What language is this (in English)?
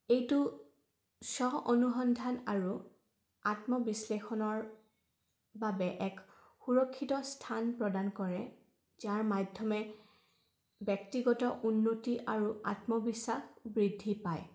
Assamese